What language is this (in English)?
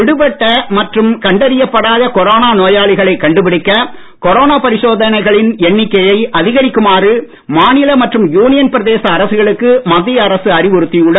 Tamil